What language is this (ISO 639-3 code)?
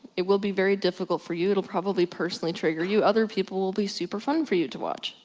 eng